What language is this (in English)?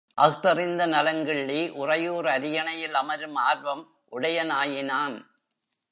Tamil